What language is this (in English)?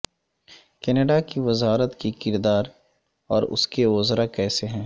Urdu